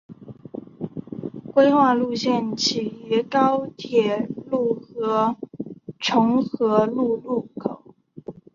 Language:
Chinese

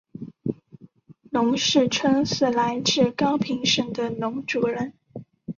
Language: Chinese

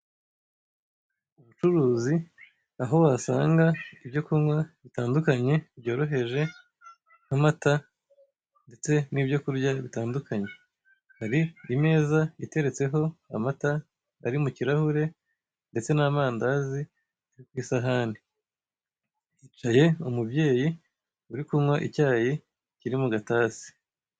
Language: Kinyarwanda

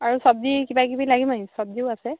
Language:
Assamese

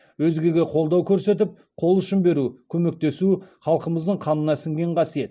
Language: Kazakh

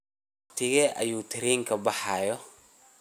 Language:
Somali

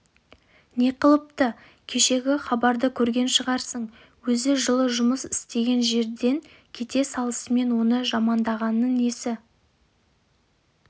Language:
Kazakh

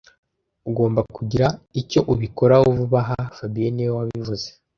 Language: Kinyarwanda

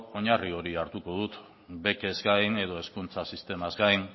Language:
Basque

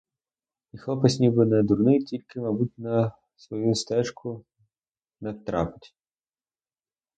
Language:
Ukrainian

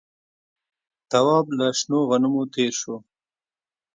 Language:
Pashto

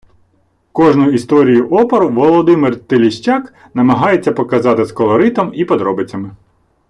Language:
Ukrainian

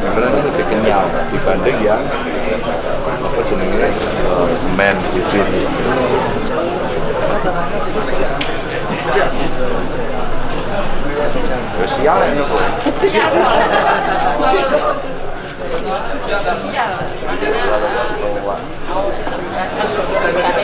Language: Indonesian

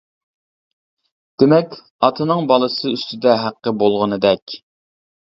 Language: Uyghur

